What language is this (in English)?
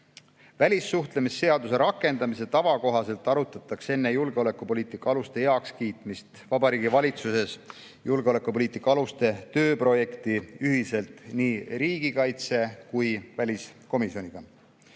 Estonian